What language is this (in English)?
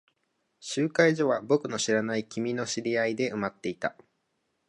Japanese